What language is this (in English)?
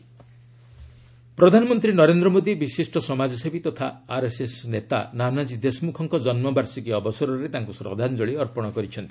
Odia